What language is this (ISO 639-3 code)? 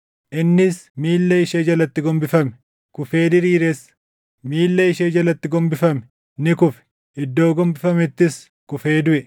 orm